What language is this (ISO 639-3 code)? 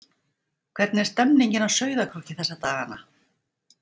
isl